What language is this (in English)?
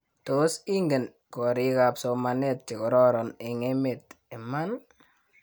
Kalenjin